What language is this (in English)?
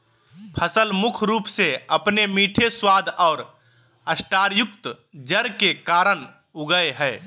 Magahi